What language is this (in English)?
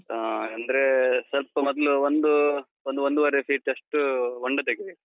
Kannada